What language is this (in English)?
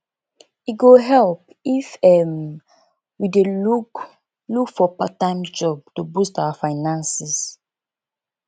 Nigerian Pidgin